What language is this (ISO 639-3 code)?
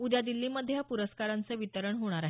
mar